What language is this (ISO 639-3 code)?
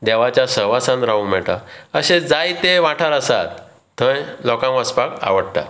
kok